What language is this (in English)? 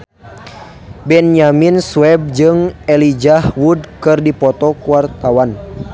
Sundanese